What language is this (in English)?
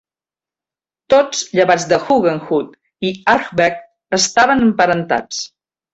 Catalan